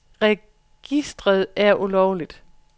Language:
Danish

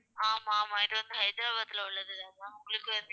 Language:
Tamil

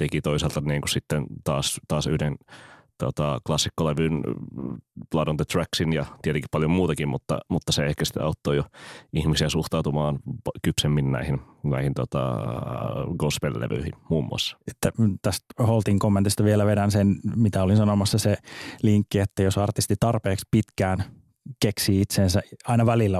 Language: Finnish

